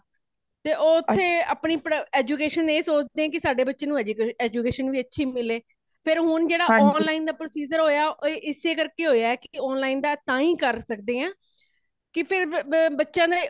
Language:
Punjabi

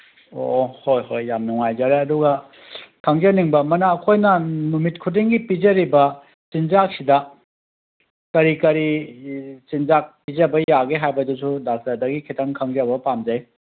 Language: Manipuri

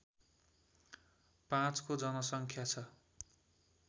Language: Nepali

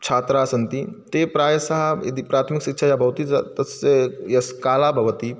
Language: Sanskrit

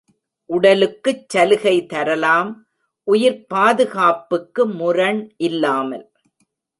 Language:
Tamil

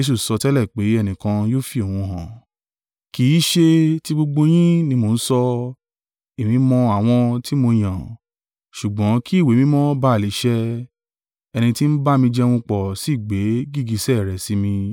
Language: Yoruba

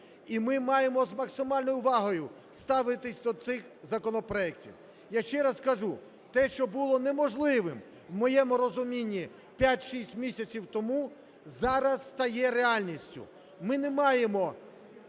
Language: Ukrainian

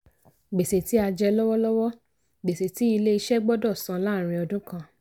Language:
Yoruba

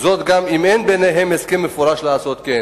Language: Hebrew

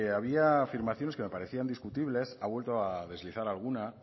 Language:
Spanish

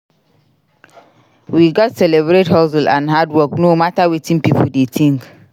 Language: Nigerian Pidgin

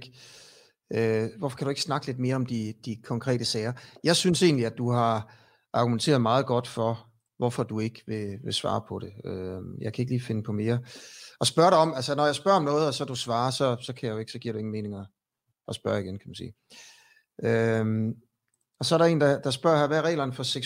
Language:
Danish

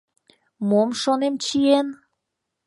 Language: Mari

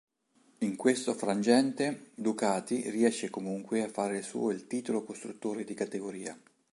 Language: Italian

